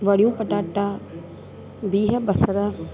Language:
Sindhi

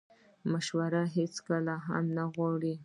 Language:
Pashto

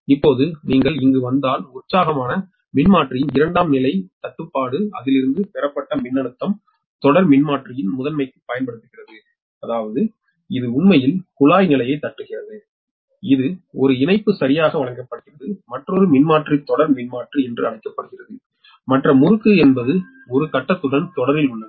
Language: Tamil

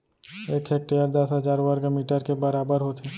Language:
Chhattisgarhi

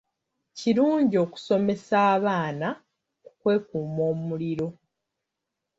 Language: Ganda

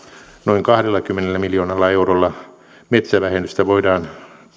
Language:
Finnish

